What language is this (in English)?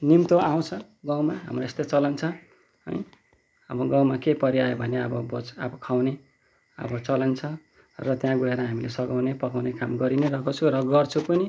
Nepali